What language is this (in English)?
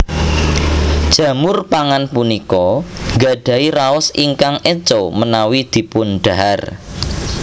Javanese